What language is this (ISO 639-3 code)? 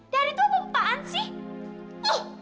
ind